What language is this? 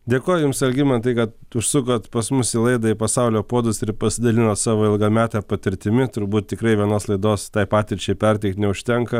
Lithuanian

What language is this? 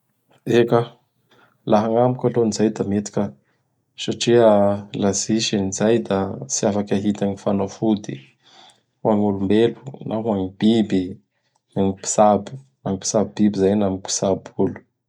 Bara Malagasy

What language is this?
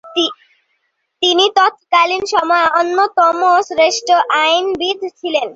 Bangla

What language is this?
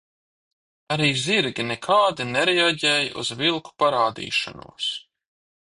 Latvian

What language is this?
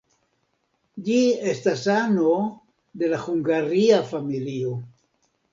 Esperanto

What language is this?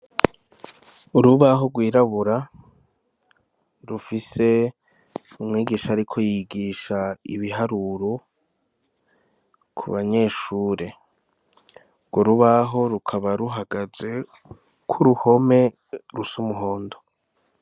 Rundi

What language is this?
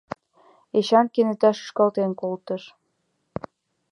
Mari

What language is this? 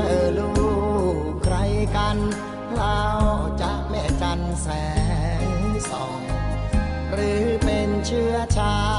Thai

